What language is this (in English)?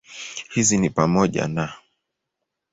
Swahili